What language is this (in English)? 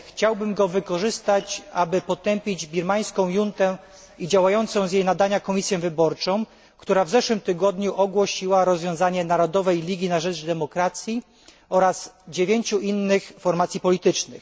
Polish